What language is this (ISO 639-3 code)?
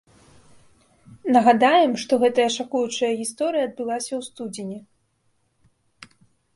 bel